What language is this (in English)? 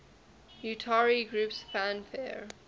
English